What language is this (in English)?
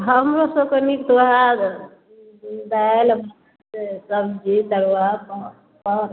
Maithili